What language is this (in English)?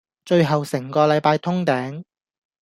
Cantonese